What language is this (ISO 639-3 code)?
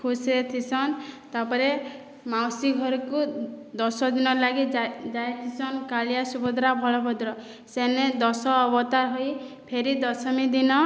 ori